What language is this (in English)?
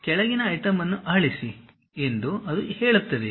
Kannada